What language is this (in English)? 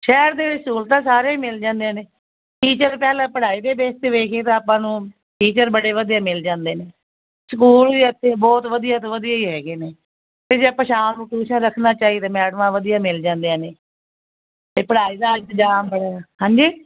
Punjabi